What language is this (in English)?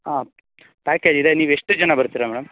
Kannada